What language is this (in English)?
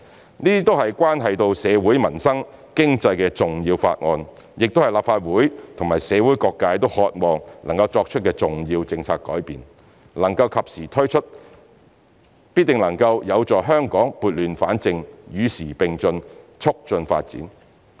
Cantonese